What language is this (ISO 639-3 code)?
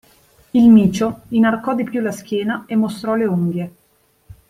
ita